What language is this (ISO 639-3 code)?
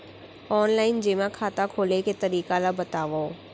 hne